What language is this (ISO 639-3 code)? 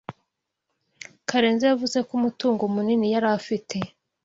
kin